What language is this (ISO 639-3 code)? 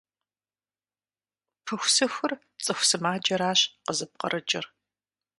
kbd